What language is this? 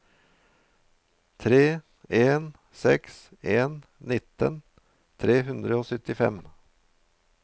Norwegian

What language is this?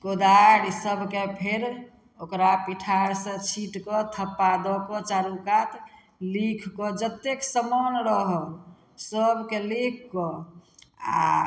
Maithili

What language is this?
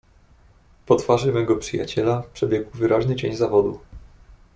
Polish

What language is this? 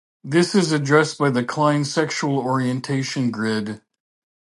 English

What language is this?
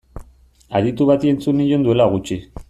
Basque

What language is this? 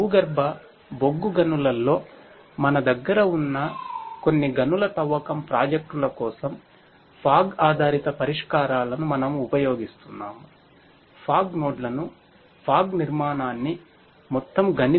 Telugu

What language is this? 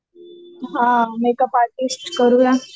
Marathi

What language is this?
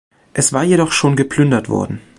German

